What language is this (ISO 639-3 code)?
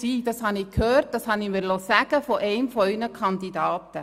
gsw